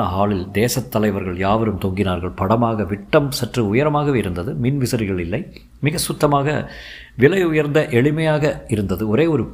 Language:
Tamil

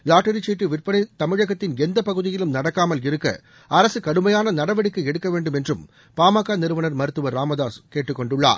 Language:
Tamil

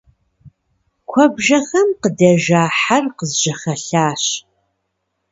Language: Kabardian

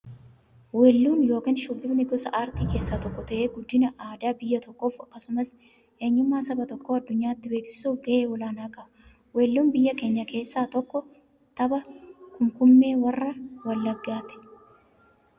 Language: Oromo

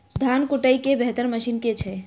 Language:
Maithili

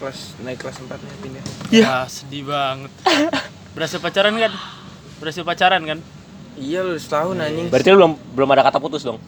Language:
Indonesian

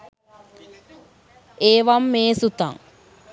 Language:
Sinhala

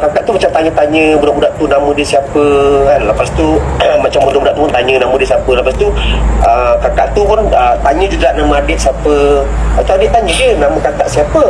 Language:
Malay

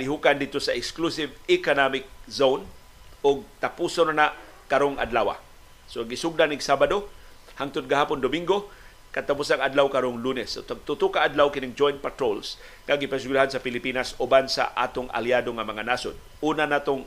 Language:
Filipino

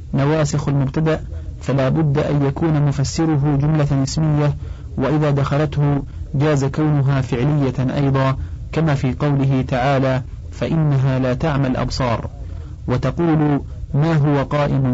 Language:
Arabic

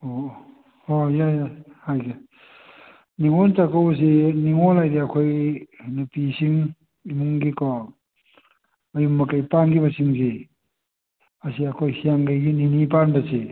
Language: Manipuri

